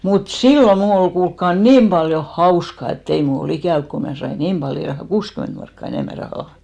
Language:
Finnish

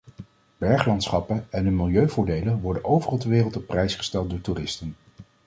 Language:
Dutch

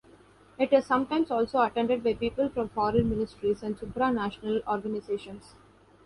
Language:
English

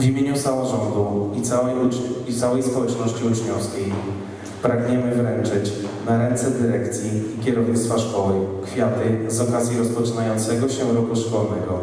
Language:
Polish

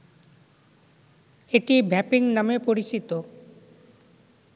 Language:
Bangla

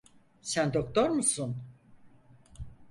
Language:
Turkish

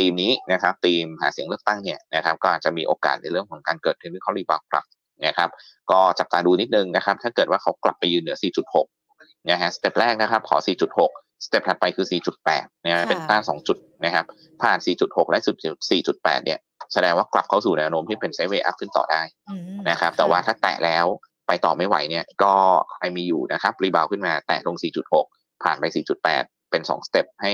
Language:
Thai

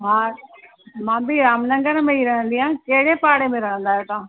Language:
Sindhi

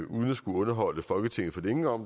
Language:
Danish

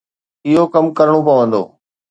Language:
Sindhi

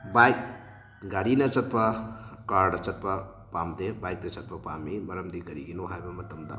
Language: Manipuri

